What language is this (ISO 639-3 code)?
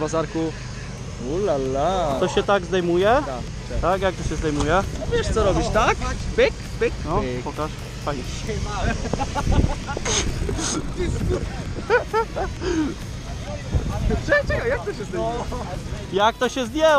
pol